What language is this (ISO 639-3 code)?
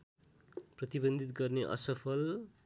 nep